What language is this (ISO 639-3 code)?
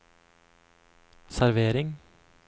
nor